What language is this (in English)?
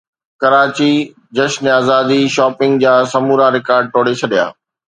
Sindhi